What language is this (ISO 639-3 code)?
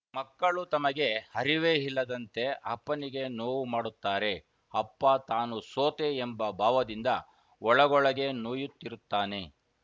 kan